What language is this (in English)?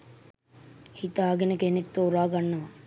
Sinhala